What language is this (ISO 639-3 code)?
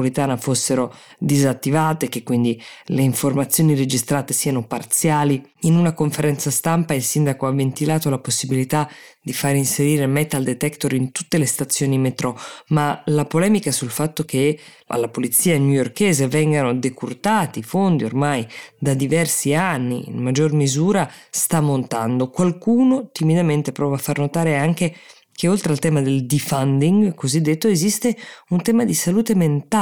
ita